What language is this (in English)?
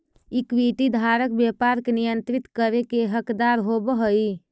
Magahi